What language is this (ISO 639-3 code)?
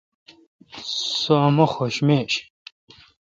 xka